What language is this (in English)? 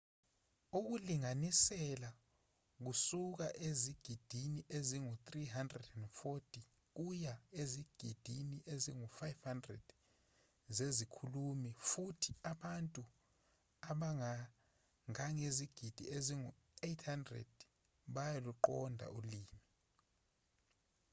Zulu